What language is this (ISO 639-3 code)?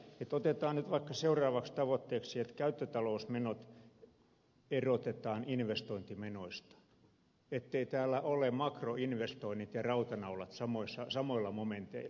fin